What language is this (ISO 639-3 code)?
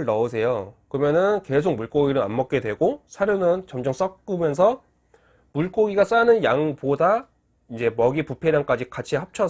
kor